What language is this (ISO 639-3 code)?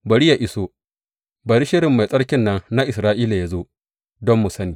hau